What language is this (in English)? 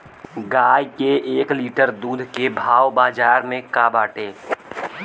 Bhojpuri